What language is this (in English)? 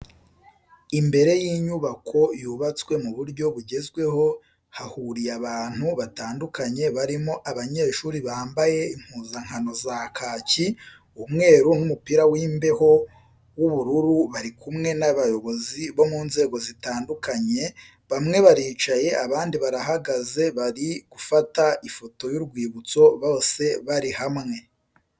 Kinyarwanda